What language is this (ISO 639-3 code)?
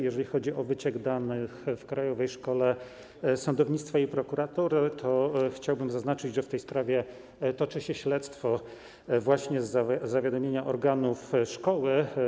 pol